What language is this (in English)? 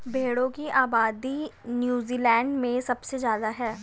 Hindi